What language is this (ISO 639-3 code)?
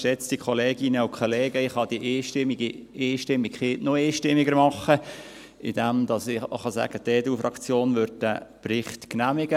gsw